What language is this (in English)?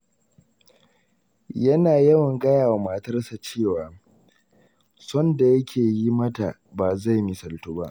Hausa